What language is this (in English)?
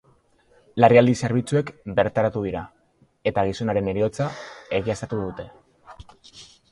Basque